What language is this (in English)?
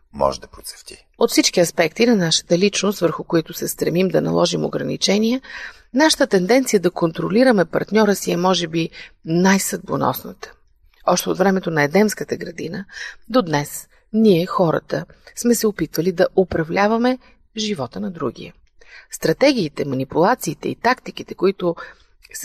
Bulgarian